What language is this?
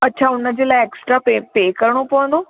Sindhi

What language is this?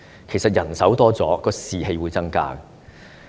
Cantonese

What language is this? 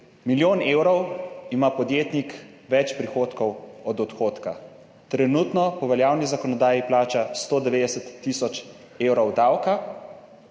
Slovenian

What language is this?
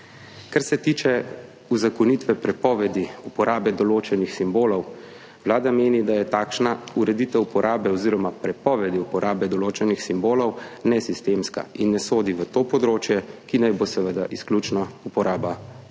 Slovenian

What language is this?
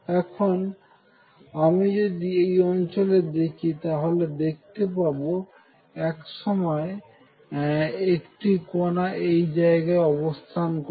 Bangla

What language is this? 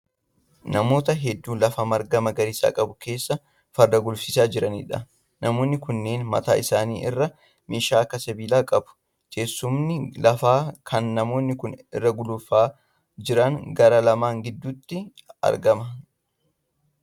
Oromo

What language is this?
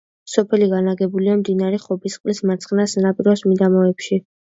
Georgian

